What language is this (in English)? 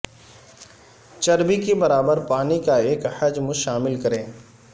Urdu